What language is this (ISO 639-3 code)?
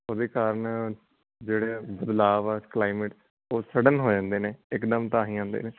pan